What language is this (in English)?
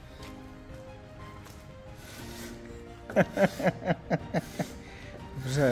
Czech